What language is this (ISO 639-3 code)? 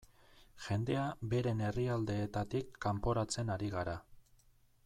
eus